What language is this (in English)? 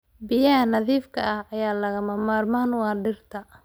Somali